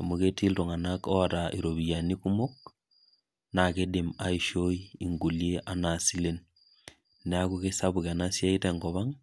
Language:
Masai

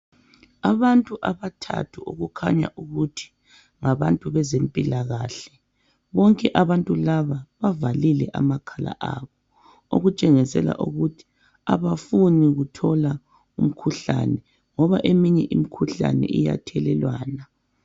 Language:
North Ndebele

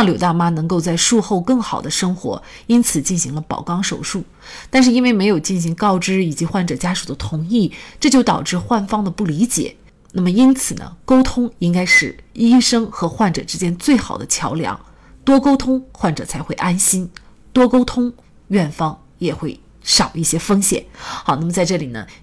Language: Chinese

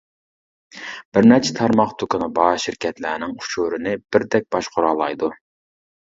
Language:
Uyghur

